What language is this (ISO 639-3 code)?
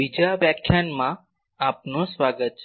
guj